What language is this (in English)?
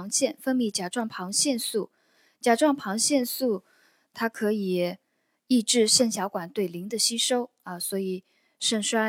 Chinese